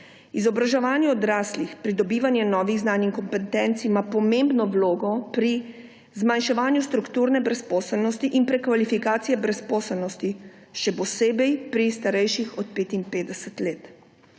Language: Slovenian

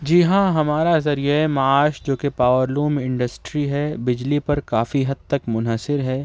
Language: Urdu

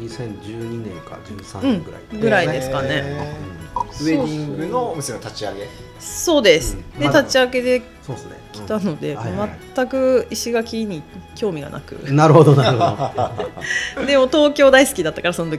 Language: Japanese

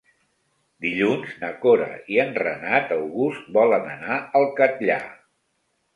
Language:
Catalan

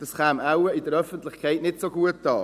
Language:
Swiss German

